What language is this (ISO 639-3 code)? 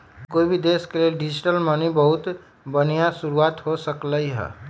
mag